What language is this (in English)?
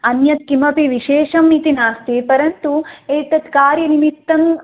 Sanskrit